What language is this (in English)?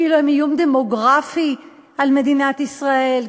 Hebrew